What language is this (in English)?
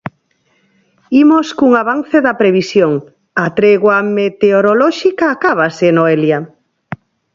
Galician